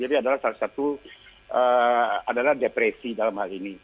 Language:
Indonesian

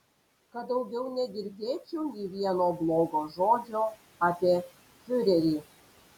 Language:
Lithuanian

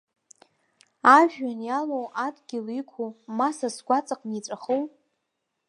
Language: Abkhazian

